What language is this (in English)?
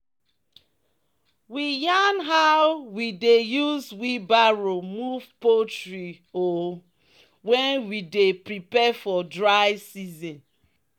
Nigerian Pidgin